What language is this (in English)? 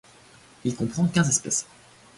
French